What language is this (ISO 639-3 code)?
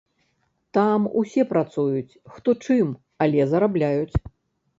bel